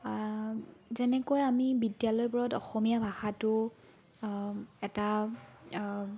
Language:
Assamese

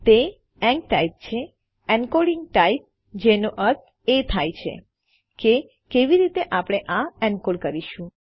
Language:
Gujarati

